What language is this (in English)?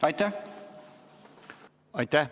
Estonian